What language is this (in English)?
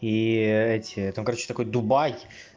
Russian